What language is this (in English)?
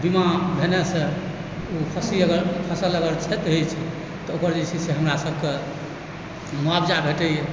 Maithili